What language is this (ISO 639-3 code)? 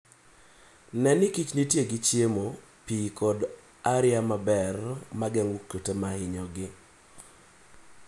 luo